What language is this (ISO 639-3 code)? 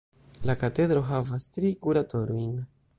epo